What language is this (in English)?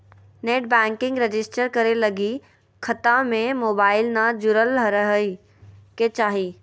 Magahi